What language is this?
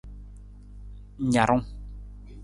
Nawdm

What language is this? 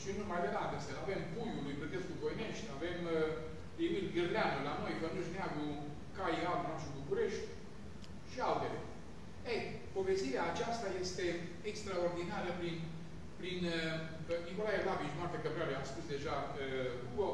Romanian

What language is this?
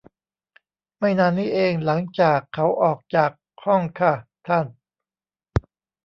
Thai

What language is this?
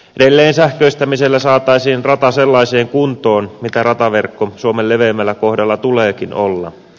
Finnish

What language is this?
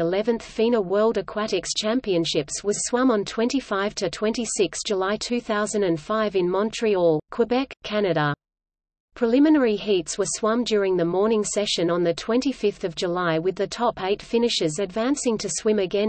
English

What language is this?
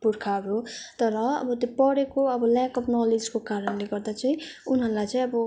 Nepali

